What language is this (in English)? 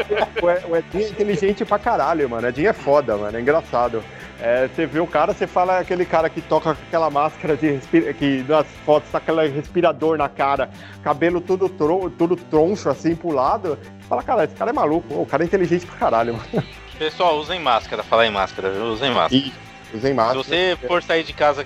Portuguese